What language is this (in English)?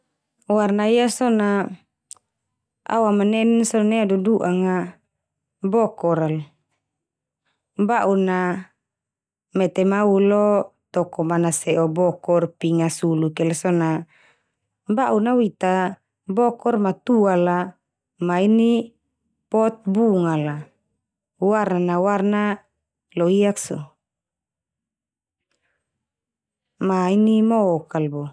Termanu